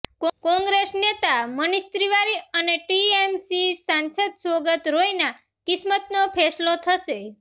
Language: Gujarati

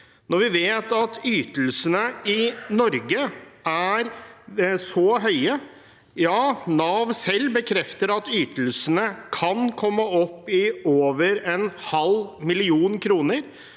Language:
Norwegian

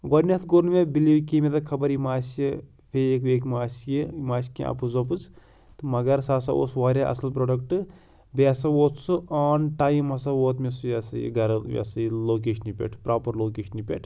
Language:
Kashmiri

